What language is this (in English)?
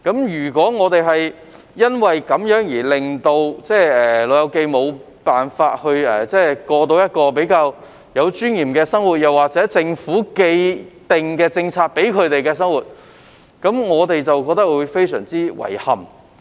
Cantonese